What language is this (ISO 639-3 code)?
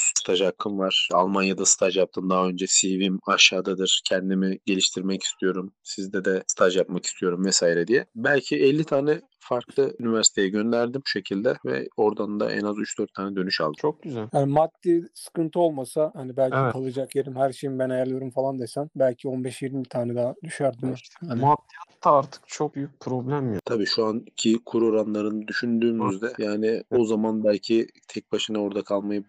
tur